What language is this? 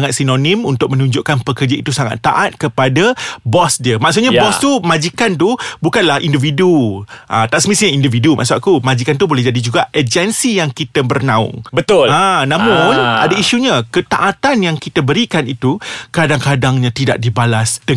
Malay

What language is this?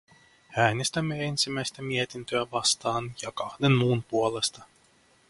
Finnish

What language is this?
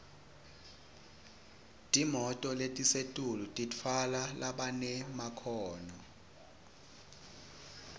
Swati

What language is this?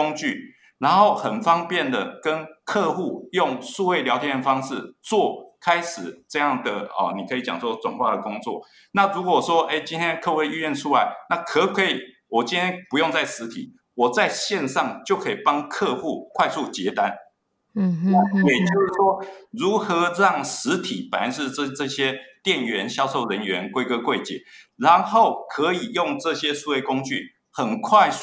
Chinese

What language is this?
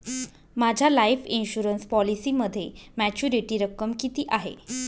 Marathi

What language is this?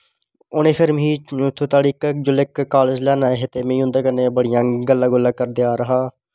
Dogri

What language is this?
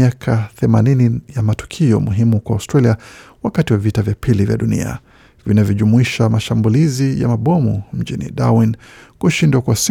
Swahili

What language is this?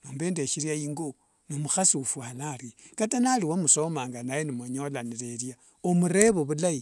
Wanga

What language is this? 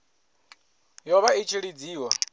Venda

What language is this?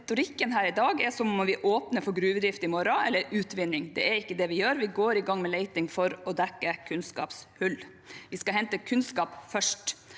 Norwegian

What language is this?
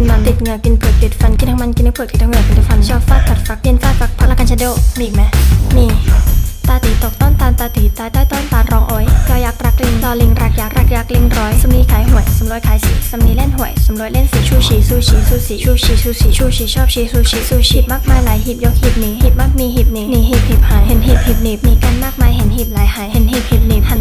Thai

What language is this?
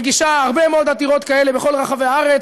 Hebrew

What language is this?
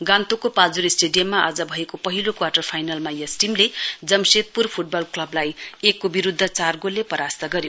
Nepali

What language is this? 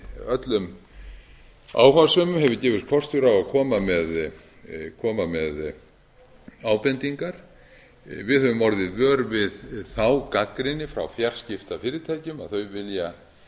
Icelandic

